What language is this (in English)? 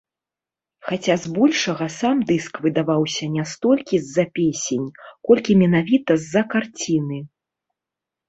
Belarusian